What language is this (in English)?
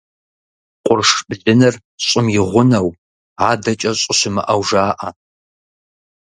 Kabardian